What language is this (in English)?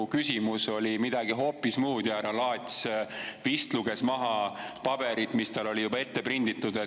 Estonian